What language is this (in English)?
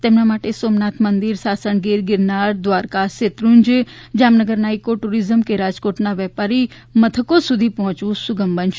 Gujarati